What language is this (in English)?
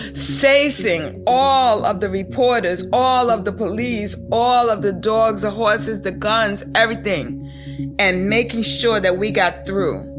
English